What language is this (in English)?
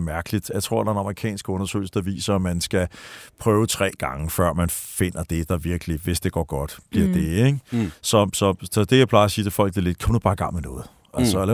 Danish